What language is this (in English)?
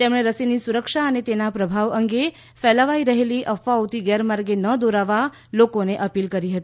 Gujarati